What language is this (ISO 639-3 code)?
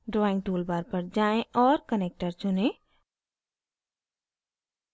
hin